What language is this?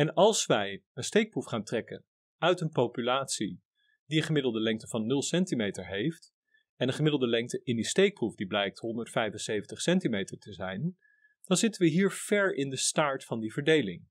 Dutch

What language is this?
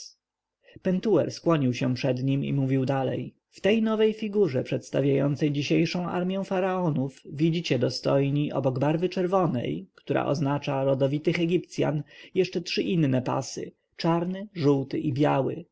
Polish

